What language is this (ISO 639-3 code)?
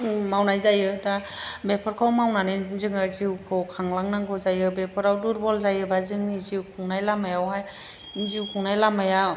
brx